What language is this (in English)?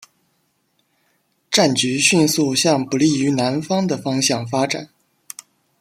Chinese